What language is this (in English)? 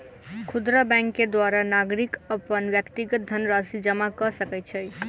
Maithili